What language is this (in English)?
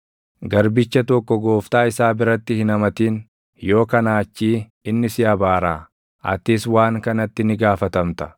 Oromo